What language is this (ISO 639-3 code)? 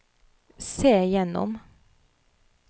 nor